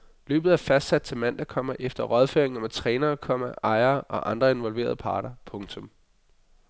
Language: Danish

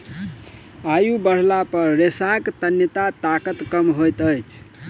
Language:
Maithili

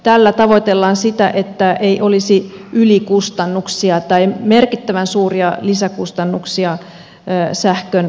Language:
Finnish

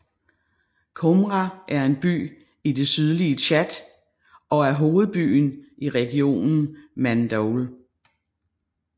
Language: Danish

